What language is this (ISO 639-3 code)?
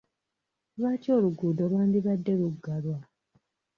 lug